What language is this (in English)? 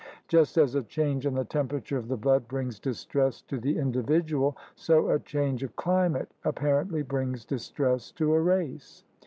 English